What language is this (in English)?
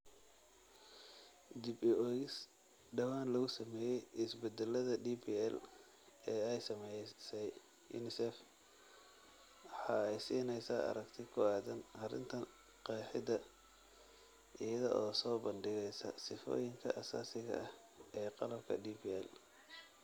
Somali